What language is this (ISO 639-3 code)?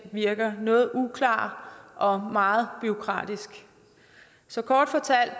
dan